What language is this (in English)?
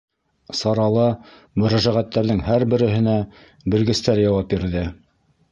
Bashkir